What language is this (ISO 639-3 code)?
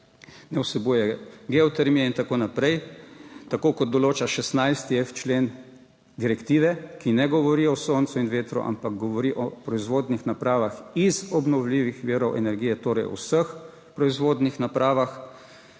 slv